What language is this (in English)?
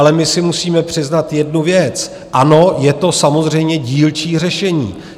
Czech